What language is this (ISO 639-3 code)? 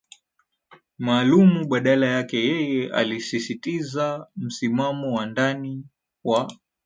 swa